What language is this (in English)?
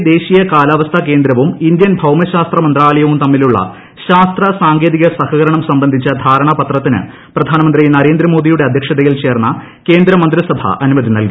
Malayalam